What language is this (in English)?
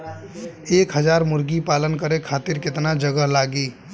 Bhojpuri